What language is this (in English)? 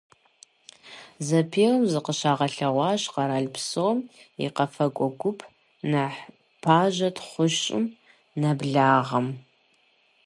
Kabardian